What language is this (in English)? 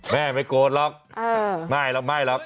Thai